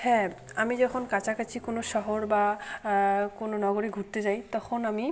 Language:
Bangla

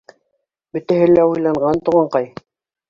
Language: Bashkir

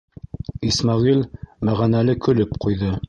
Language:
Bashkir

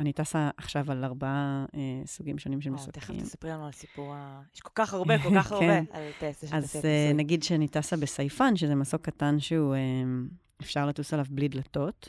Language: Hebrew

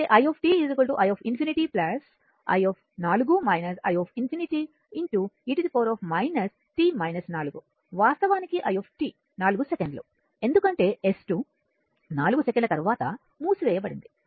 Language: Telugu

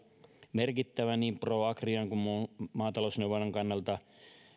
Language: Finnish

